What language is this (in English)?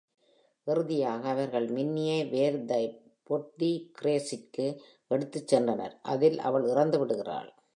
Tamil